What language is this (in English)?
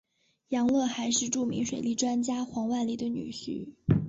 Chinese